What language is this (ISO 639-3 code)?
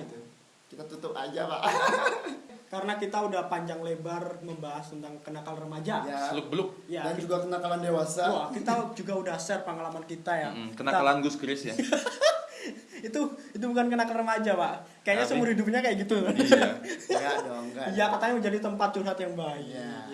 ind